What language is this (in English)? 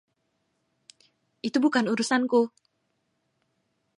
Indonesian